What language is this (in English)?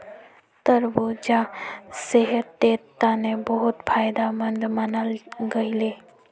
Magahi